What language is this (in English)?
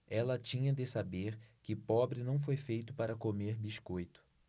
Portuguese